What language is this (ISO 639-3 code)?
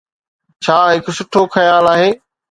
snd